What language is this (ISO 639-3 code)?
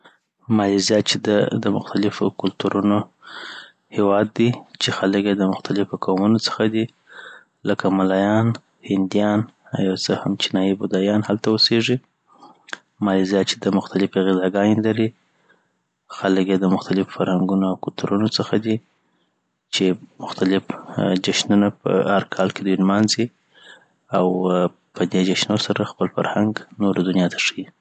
pbt